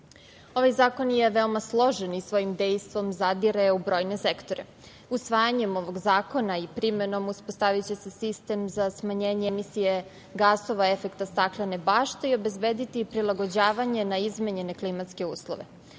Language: Serbian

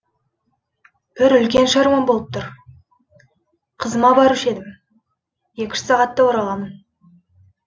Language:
Kazakh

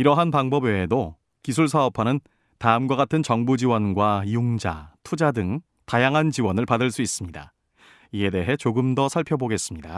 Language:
Korean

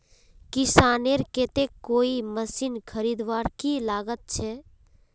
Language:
Magahi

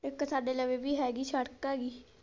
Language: Punjabi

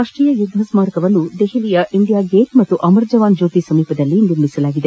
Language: Kannada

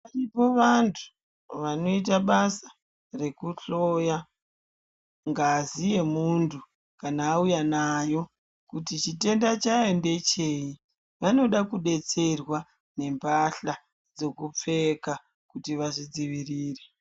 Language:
Ndau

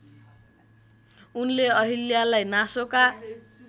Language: Nepali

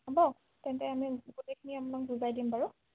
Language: Assamese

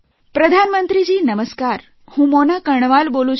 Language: Gujarati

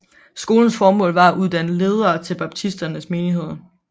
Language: Danish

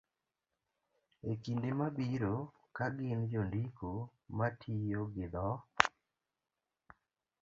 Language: Luo (Kenya and Tanzania)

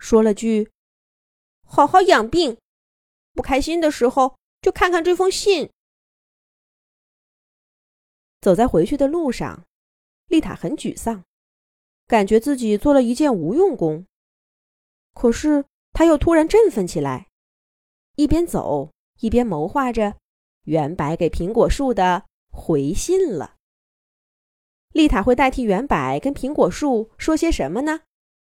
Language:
Chinese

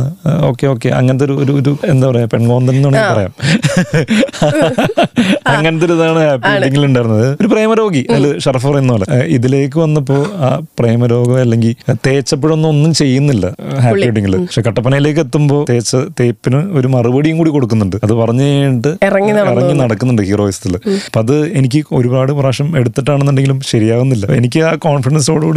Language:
Malayalam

